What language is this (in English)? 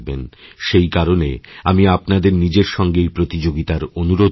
Bangla